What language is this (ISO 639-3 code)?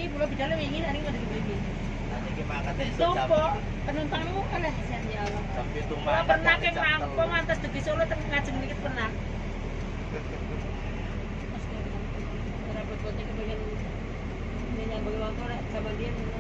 ind